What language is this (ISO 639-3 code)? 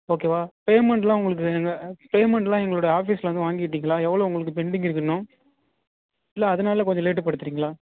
tam